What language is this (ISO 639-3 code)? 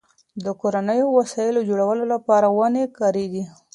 pus